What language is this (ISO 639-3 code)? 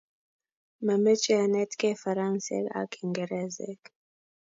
kln